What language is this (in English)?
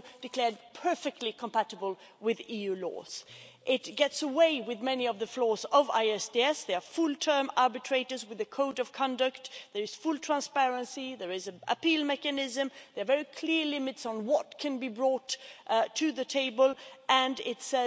English